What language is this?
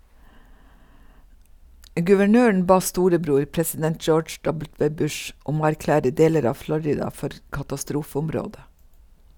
Norwegian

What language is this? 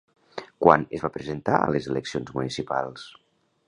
Catalan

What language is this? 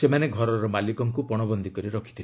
Odia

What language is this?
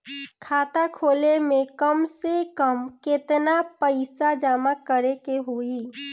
Bhojpuri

